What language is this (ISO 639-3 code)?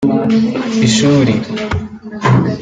kin